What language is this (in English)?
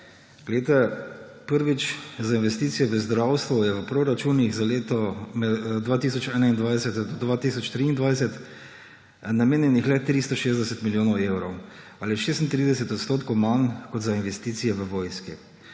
Slovenian